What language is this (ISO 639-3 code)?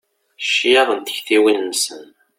kab